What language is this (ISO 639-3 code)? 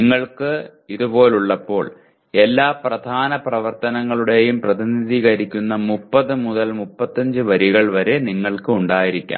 mal